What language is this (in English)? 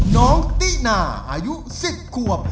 Thai